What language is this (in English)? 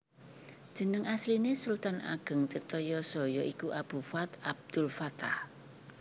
Javanese